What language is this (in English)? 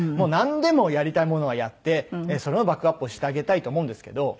Japanese